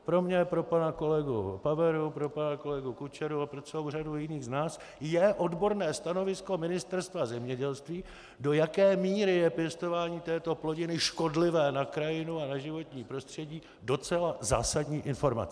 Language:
Czech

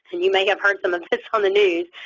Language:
English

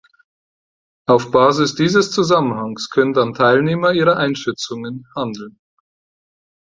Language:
German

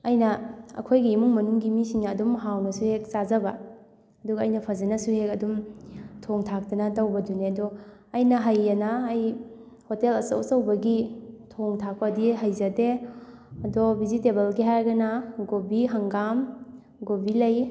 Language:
Manipuri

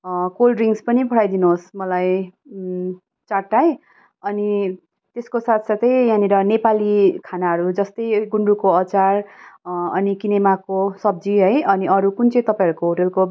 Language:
Nepali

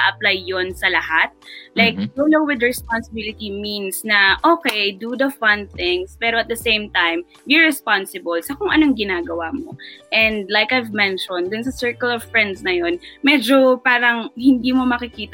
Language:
Filipino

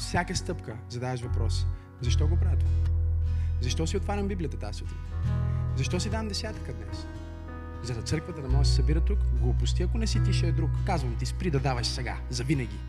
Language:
Bulgarian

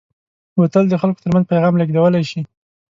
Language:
Pashto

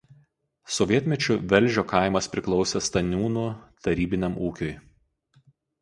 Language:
Lithuanian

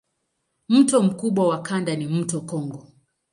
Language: Swahili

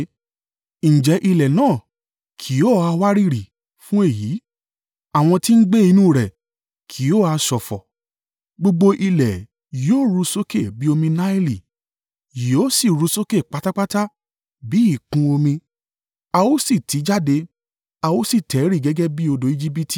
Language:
Yoruba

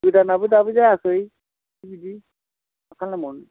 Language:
Bodo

